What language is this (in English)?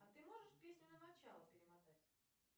Russian